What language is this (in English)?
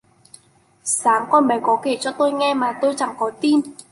Vietnamese